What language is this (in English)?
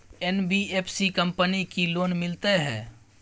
Maithili